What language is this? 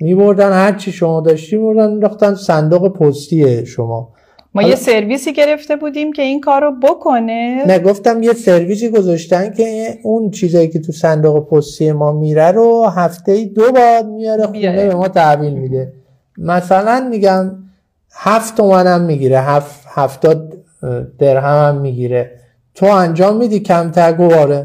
Persian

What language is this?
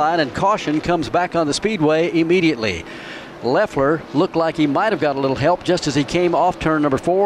English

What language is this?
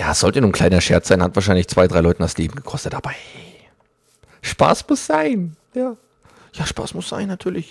German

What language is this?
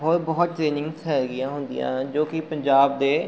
Punjabi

